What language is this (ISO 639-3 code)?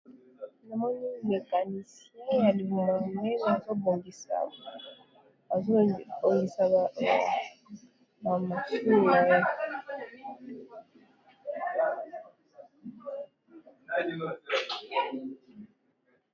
lin